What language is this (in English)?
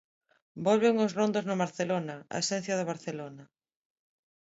Galician